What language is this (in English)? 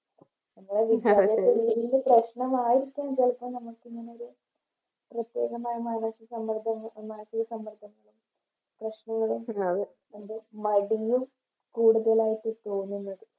Malayalam